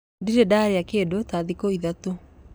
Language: Kikuyu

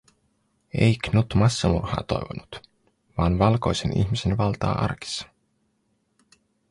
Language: Finnish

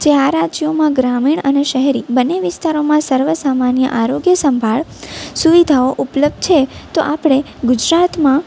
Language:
Gujarati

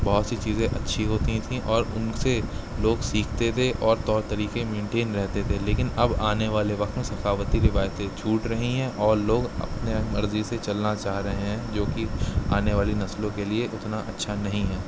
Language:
Urdu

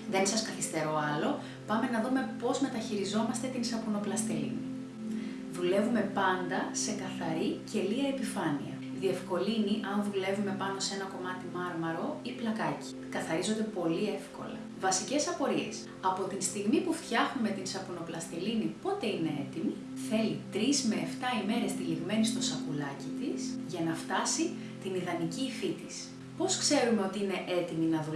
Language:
Greek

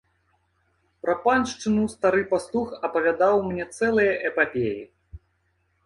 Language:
Belarusian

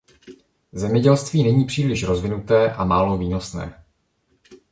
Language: Czech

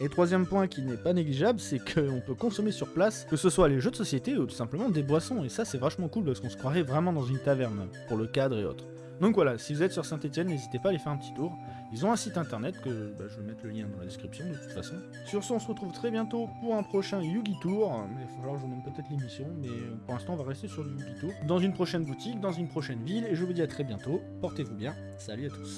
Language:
French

